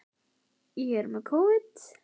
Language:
Icelandic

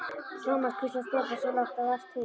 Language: Icelandic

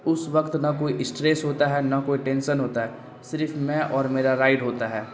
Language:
Urdu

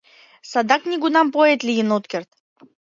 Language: Mari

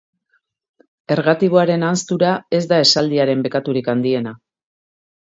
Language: Basque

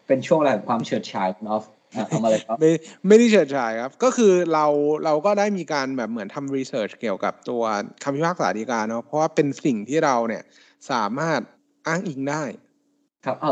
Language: Thai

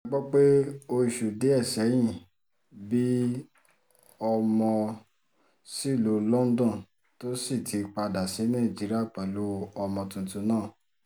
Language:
Yoruba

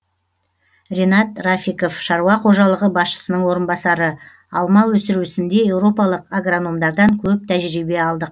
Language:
Kazakh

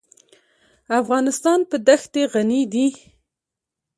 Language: Pashto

